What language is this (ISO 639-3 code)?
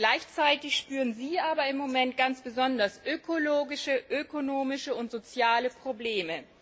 deu